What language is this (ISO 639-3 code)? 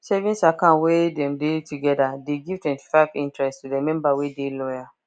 pcm